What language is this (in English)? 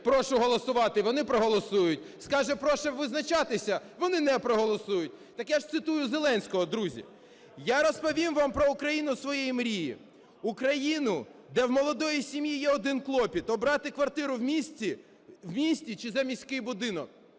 Ukrainian